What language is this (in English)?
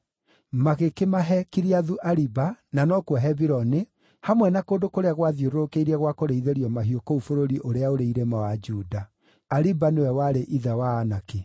Kikuyu